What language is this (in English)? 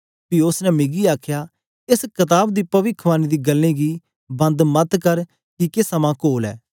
Dogri